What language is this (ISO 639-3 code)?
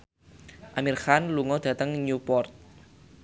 jav